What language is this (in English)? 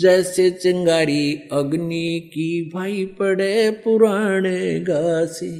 Hindi